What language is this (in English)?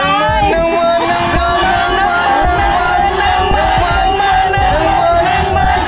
Thai